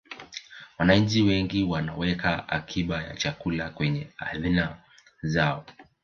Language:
Swahili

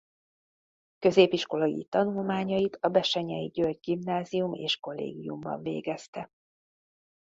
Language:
Hungarian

